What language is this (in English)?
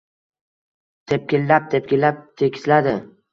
Uzbek